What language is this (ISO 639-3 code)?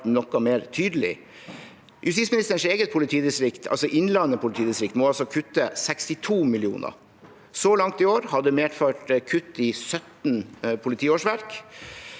nor